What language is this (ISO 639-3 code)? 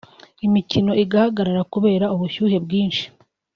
kin